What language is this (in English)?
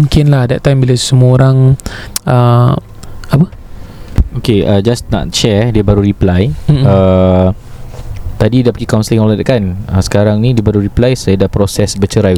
Malay